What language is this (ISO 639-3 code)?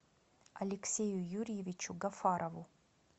rus